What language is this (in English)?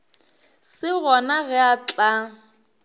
Northern Sotho